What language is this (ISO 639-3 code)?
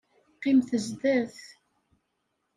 kab